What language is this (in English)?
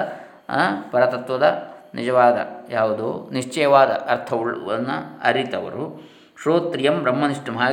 Kannada